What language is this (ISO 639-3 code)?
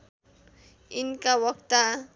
nep